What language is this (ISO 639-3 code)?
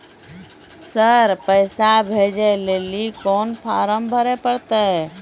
mai